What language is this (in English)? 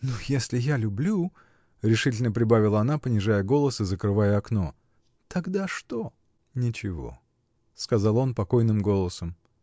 Russian